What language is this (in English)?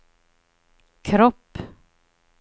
Swedish